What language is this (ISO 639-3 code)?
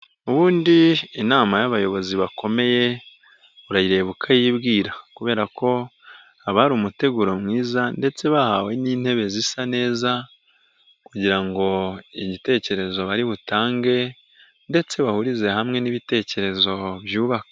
kin